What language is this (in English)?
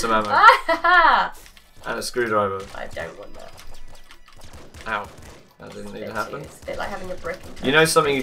English